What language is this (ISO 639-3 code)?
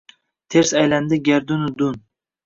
uzb